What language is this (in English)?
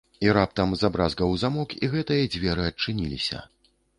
Belarusian